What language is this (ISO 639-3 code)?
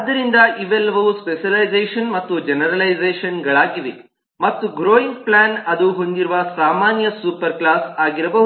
kan